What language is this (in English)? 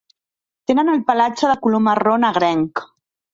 Catalan